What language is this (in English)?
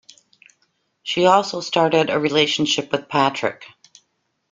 English